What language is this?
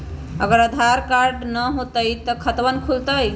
Magahi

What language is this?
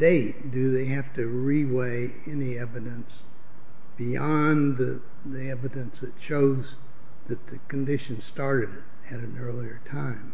English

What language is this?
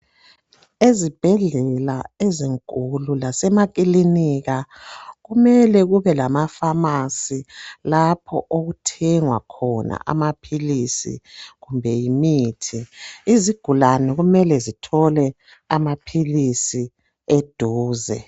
North Ndebele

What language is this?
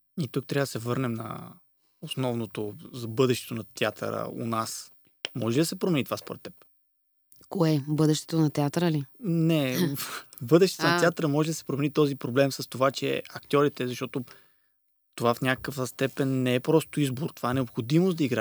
Bulgarian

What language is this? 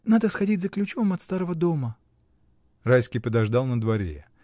Russian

